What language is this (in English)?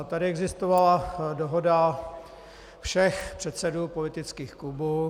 Czech